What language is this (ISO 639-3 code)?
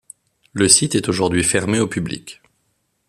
fra